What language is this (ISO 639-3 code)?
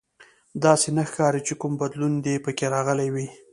pus